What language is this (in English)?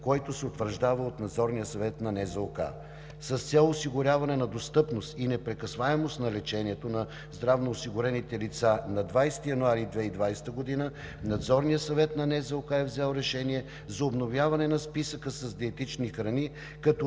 Bulgarian